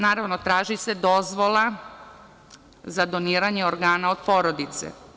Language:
Serbian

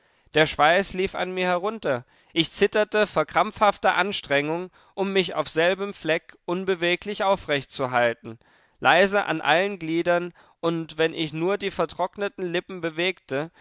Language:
German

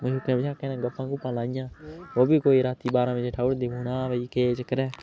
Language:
Dogri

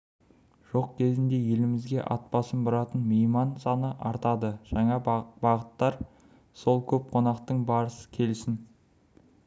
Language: Kazakh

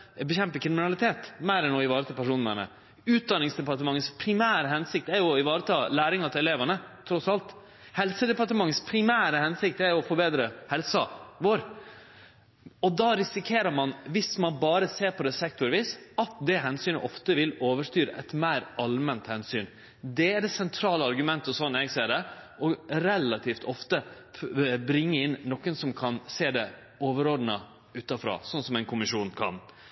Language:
Norwegian Nynorsk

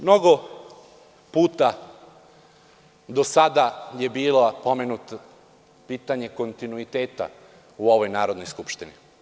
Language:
Serbian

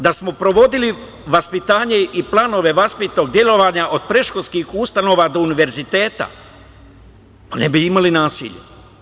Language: Serbian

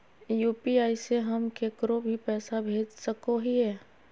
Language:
Magahi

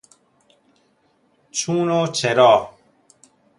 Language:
Persian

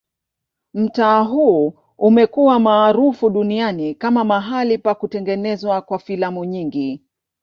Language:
Swahili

